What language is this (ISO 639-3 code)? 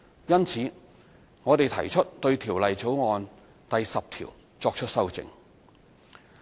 yue